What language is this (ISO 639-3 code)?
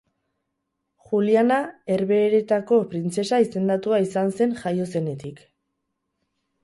eus